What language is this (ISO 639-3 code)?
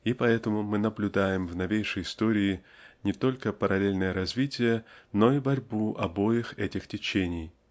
rus